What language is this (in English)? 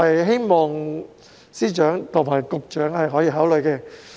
Cantonese